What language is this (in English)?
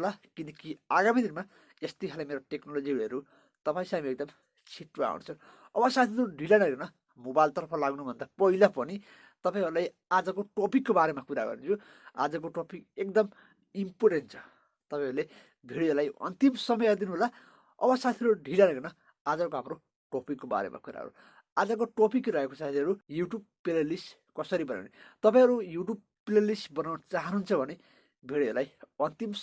Turkish